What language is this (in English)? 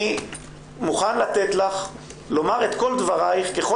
Hebrew